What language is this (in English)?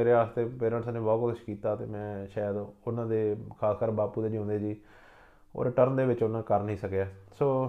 Punjabi